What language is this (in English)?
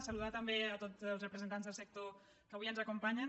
Catalan